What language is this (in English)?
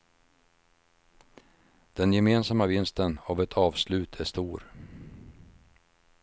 Swedish